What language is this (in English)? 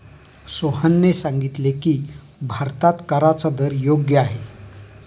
Marathi